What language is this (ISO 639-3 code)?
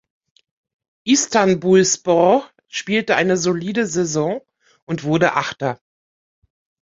deu